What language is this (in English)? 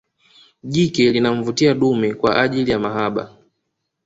Swahili